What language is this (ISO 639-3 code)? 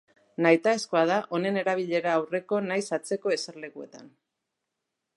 eus